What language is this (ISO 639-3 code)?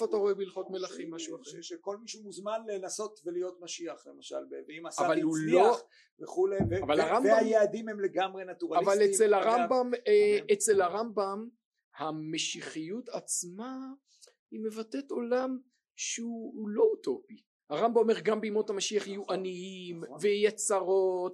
heb